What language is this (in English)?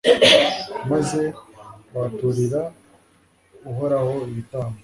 Kinyarwanda